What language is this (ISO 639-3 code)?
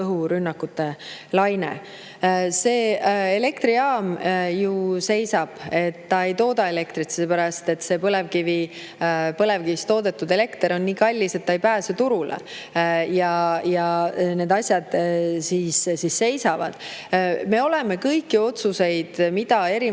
est